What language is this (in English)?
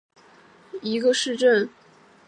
Chinese